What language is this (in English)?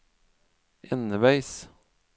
Norwegian